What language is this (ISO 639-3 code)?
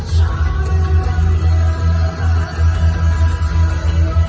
tha